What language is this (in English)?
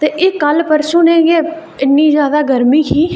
Dogri